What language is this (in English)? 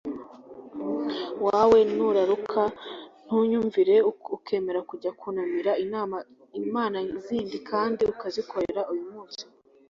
Kinyarwanda